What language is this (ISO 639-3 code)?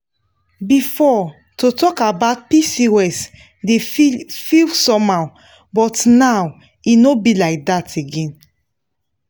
pcm